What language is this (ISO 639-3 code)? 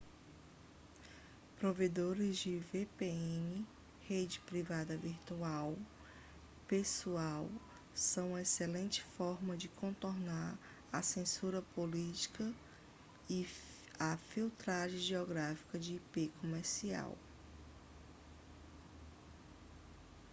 por